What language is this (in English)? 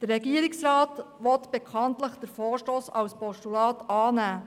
Swiss German